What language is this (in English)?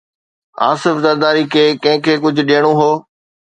Sindhi